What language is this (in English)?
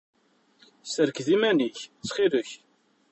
Kabyle